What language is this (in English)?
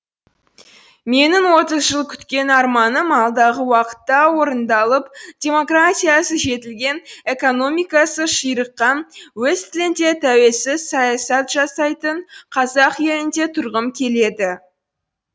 Kazakh